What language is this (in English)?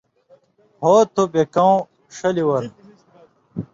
Indus Kohistani